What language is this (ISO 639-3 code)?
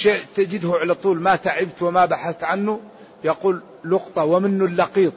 ara